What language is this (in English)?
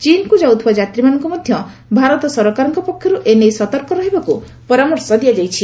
Odia